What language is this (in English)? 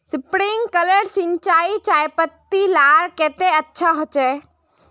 Magahi